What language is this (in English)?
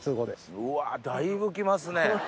Japanese